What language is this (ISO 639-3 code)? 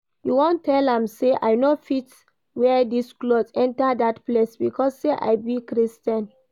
pcm